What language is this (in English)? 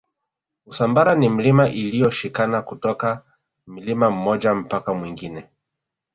Swahili